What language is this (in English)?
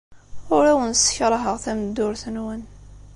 Kabyle